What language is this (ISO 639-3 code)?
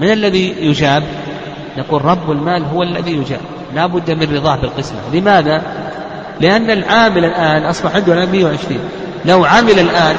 ara